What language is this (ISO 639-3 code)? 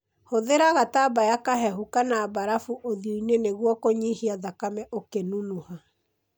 kik